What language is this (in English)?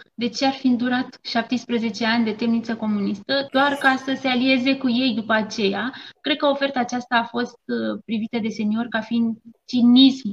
Romanian